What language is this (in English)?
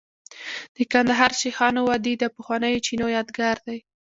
Pashto